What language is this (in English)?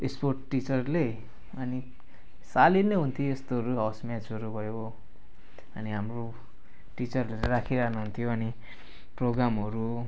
Nepali